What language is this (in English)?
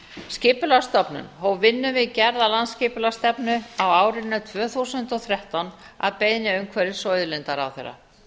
Icelandic